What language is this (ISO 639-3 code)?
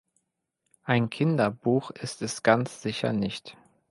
deu